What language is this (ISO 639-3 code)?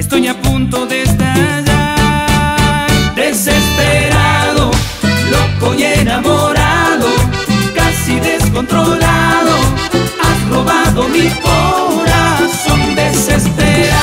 spa